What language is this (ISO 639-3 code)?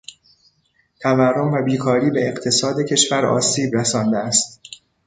fas